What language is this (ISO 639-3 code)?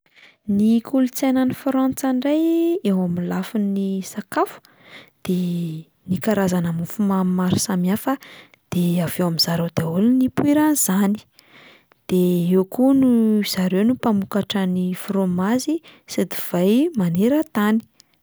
mlg